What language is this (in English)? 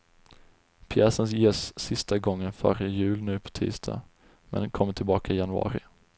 Swedish